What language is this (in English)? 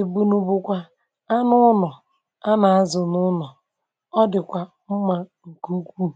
Igbo